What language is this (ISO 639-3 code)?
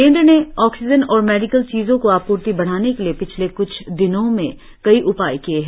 hin